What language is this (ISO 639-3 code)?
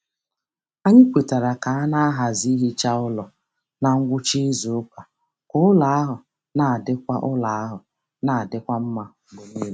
ibo